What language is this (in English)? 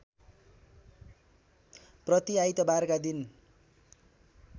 Nepali